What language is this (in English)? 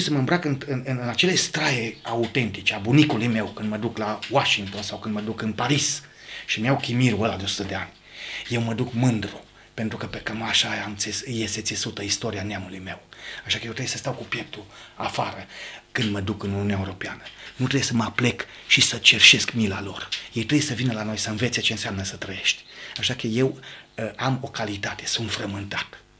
Romanian